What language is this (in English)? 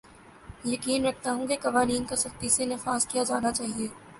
Urdu